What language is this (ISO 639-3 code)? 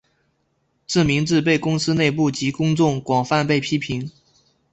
zho